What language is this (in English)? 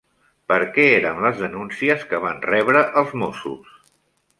Catalan